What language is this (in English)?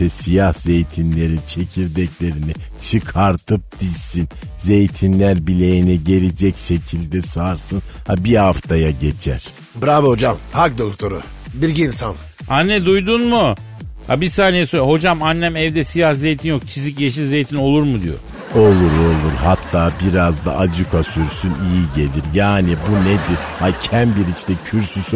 Turkish